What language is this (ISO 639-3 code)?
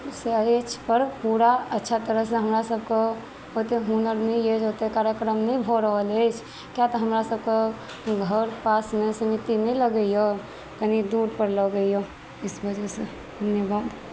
mai